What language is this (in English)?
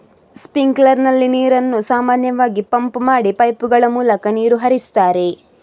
Kannada